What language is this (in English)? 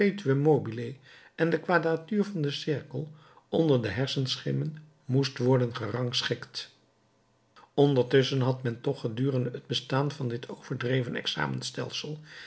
Dutch